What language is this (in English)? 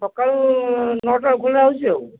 Odia